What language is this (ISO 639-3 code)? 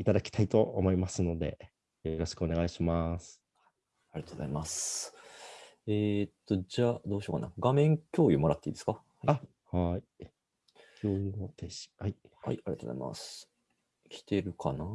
jpn